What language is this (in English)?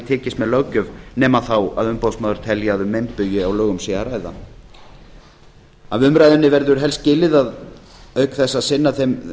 Icelandic